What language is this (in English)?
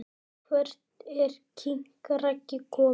Icelandic